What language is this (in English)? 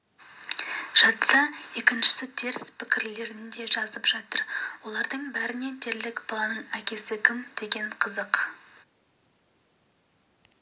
Kazakh